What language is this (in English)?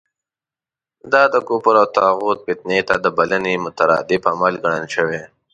Pashto